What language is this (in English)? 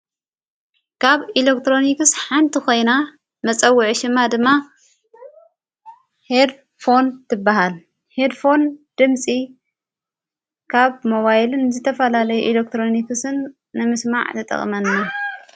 Tigrinya